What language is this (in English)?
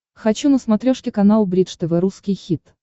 Russian